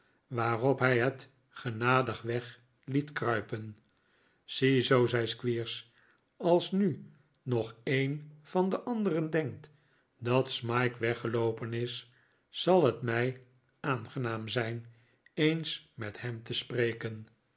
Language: Dutch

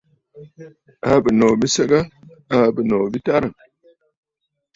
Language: Bafut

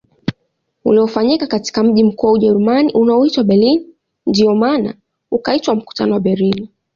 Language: Swahili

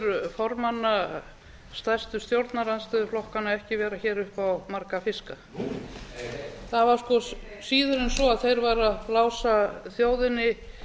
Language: Icelandic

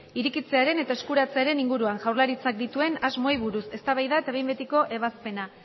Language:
Basque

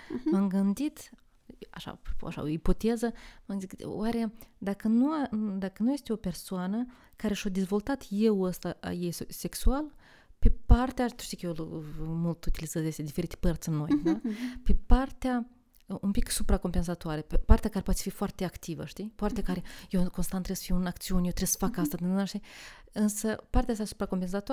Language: Romanian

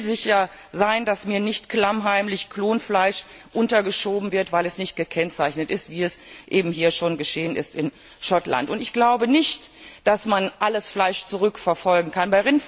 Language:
German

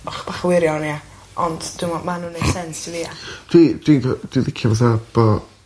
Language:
Welsh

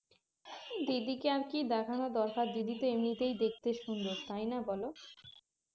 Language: Bangla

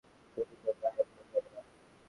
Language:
Bangla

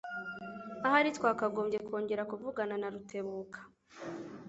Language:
Kinyarwanda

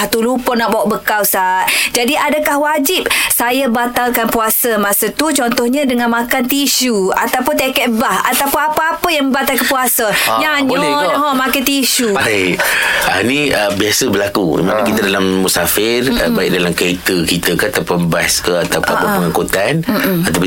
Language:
Malay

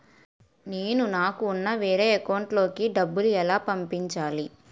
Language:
Telugu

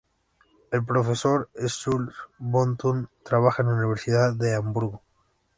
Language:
Spanish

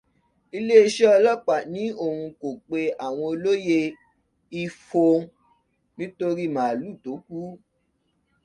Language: Yoruba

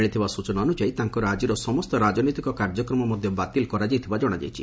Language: Odia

